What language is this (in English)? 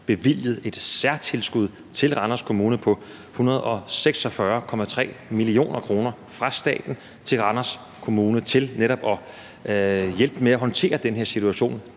Danish